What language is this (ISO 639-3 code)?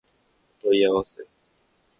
jpn